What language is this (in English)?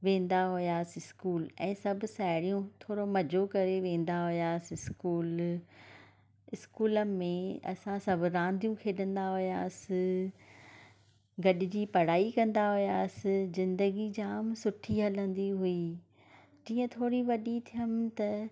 Sindhi